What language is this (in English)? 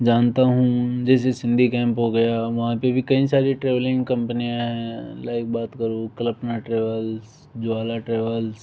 Hindi